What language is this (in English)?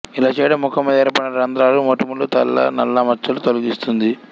Telugu